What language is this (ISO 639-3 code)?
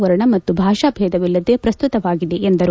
kan